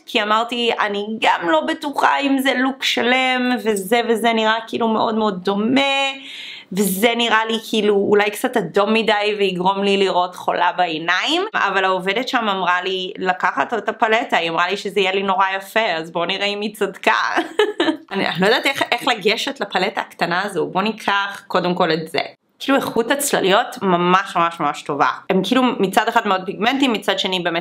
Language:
Hebrew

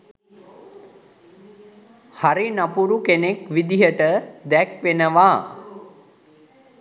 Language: Sinhala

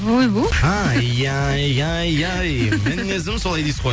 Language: Kazakh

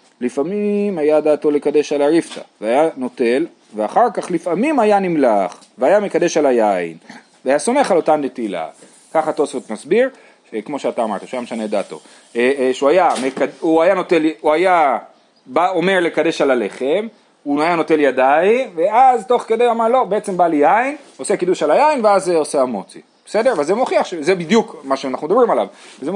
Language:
Hebrew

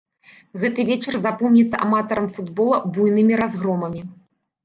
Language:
Belarusian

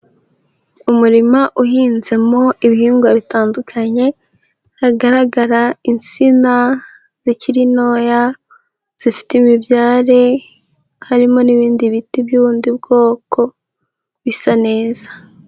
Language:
Kinyarwanda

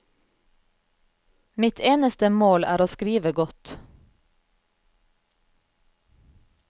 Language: Norwegian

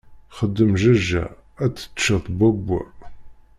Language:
Kabyle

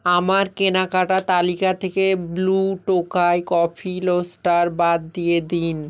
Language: Bangla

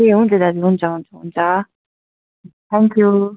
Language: Nepali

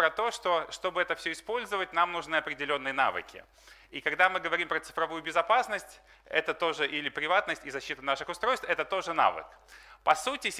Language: Russian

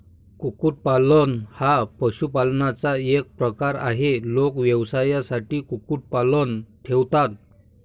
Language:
Marathi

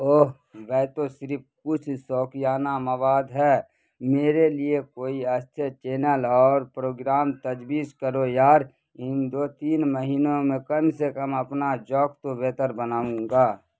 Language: Urdu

